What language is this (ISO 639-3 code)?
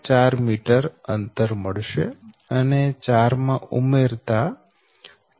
guj